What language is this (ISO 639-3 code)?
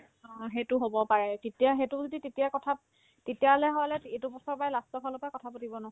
asm